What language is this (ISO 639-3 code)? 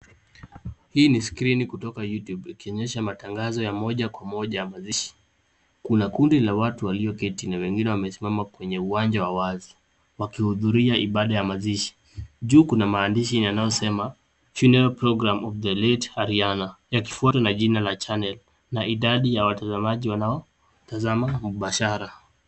swa